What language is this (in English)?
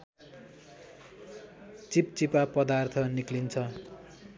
Nepali